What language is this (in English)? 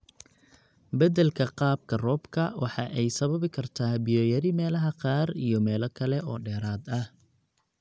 Somali